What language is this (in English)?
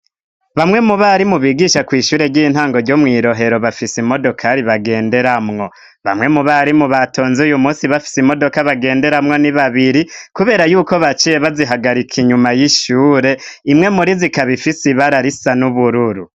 Rundi